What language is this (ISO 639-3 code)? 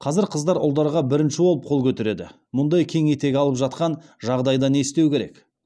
kaz